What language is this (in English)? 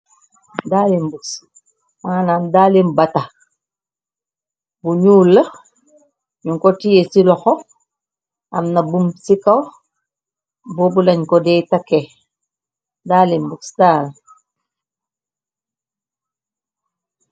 Wolof